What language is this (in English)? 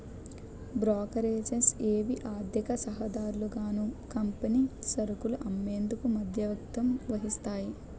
Telugu